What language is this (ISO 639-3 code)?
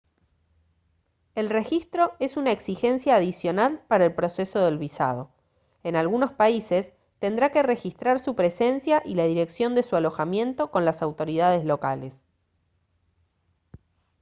spa